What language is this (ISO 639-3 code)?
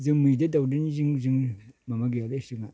brx